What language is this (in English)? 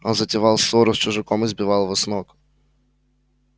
Russian